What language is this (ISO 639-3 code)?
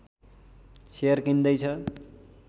nep